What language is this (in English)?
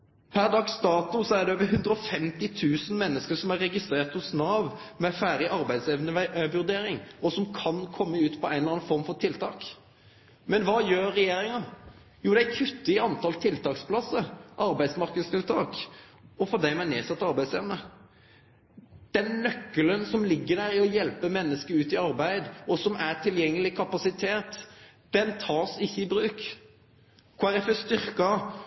Norwegian Nynorsk